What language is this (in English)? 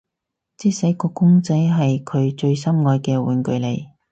Cantonese